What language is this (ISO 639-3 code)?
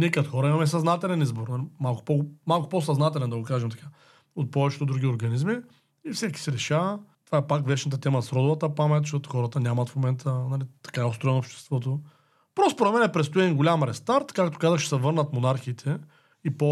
bul